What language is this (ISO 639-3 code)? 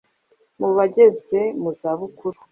kin